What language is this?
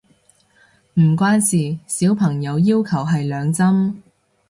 Cantonese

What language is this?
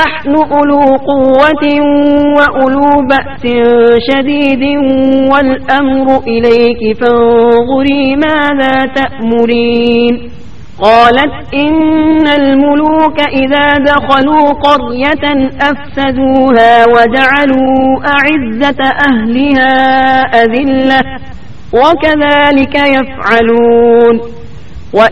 Urdu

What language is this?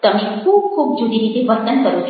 Gujarati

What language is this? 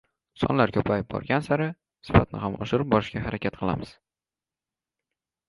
Uzbek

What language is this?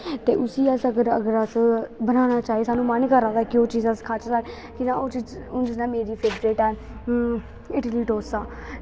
Dogri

